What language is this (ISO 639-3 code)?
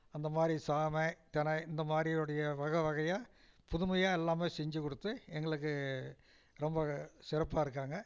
tam